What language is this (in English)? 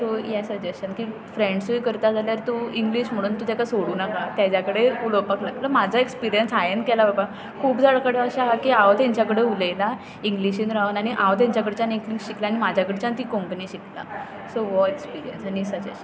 Konkani